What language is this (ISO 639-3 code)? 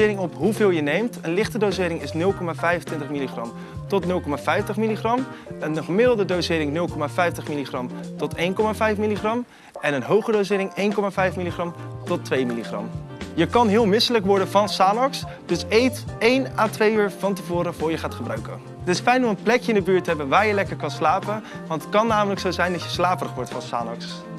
nld